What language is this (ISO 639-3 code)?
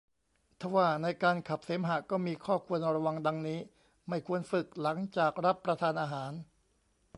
tha